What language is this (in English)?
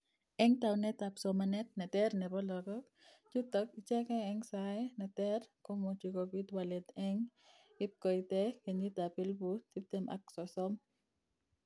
Kalenjin